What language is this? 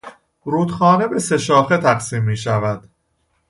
Persian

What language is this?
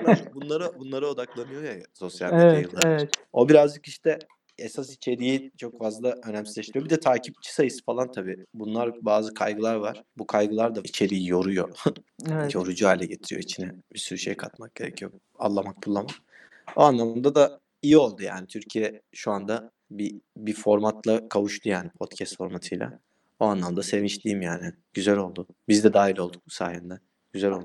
Turkish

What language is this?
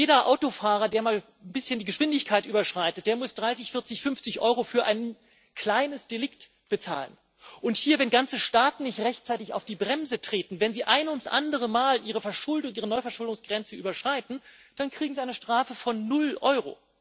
German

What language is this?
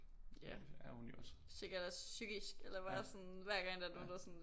Danish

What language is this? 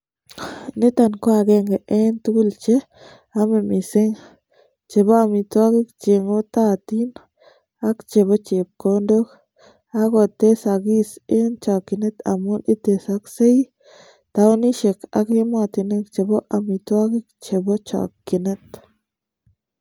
Kalenjin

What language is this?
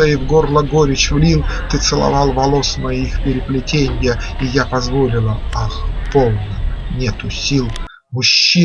Russian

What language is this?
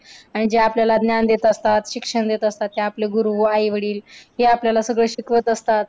Marathi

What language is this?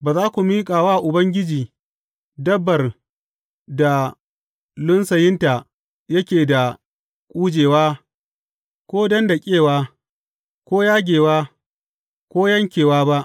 Hausa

